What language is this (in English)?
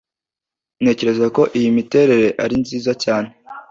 Kinyarwanda